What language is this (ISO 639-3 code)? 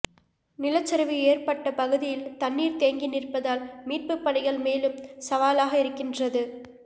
tam